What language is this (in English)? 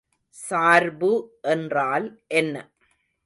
Tamil